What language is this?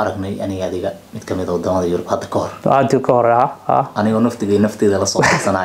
Arabic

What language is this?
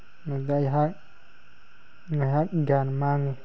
Manipuri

